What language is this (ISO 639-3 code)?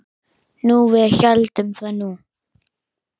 isl